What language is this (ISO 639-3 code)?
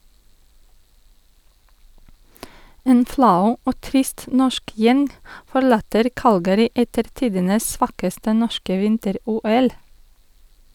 nor